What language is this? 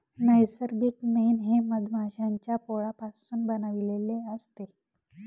Marathi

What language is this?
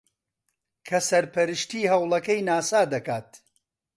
Central Kurdish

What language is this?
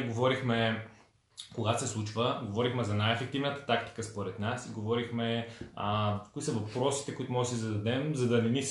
Bulgarian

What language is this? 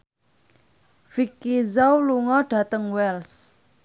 Javanese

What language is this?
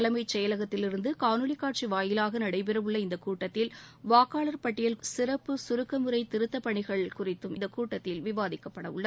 Tamil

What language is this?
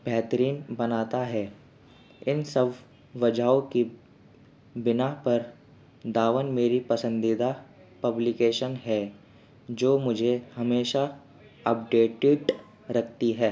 Urdu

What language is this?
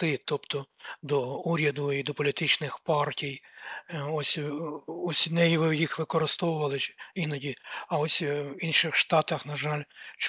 Ukrainian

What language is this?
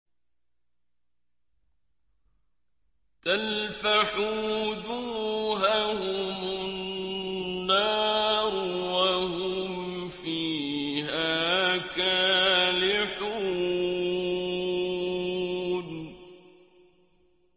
Arabic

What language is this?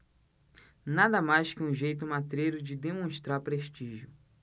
Portuguese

